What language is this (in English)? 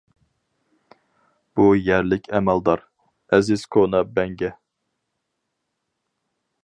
Uyghur